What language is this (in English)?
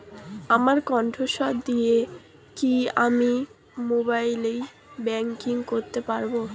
Bangla